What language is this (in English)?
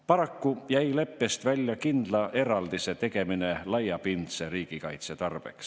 Estonian